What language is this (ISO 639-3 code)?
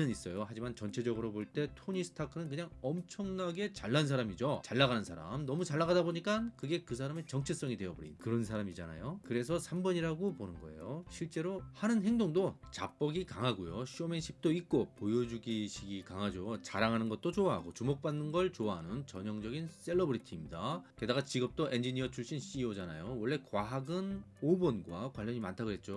kor